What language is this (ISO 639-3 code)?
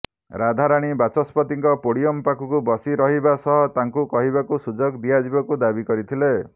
ori